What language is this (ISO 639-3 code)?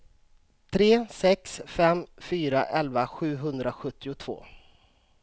swe